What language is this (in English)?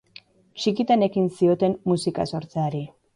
Basque